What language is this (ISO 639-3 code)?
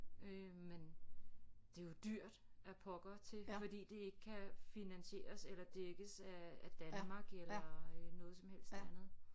dan